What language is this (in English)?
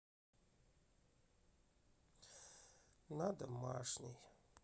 Russian